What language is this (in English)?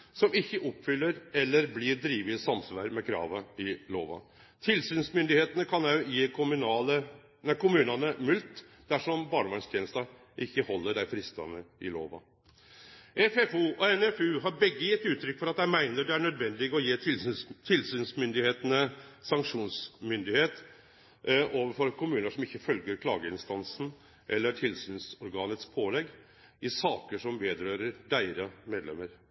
Norwegian Nynorsk